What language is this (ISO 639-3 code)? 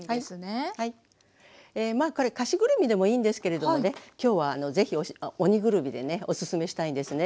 jpn